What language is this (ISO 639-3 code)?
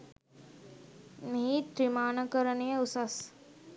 sin